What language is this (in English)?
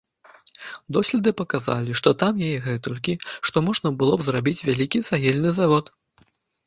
Belarusian